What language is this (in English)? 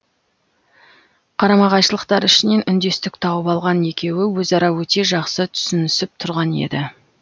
Kazakh